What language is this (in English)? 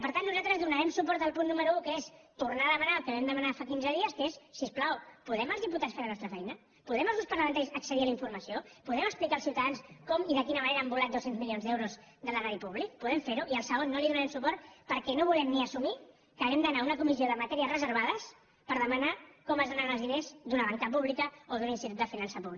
Catalan